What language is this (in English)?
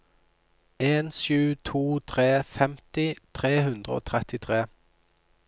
Norwegian